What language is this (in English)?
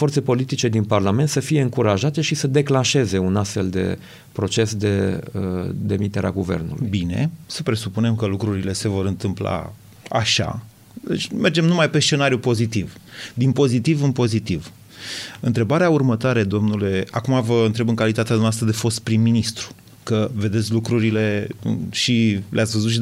Romanian